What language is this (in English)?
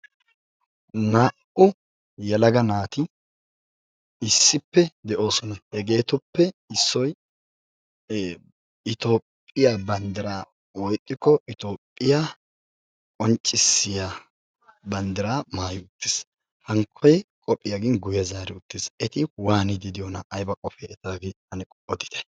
Wolaytta